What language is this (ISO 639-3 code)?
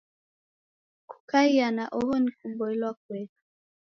dav